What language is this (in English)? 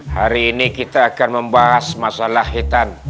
Indonesian